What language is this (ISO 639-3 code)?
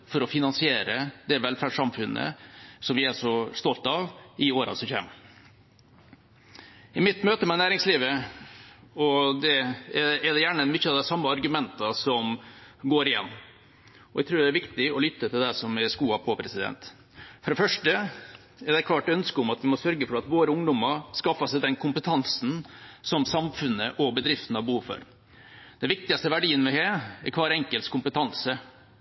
nob